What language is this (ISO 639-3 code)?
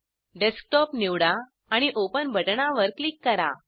mar